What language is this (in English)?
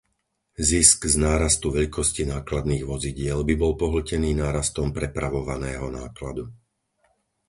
Slovak